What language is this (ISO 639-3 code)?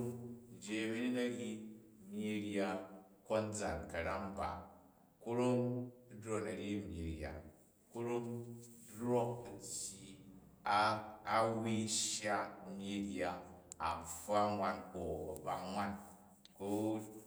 kaj